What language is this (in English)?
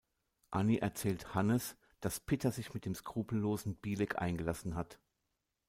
German